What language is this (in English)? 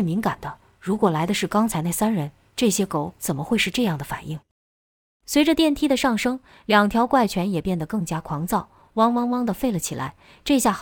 Chinese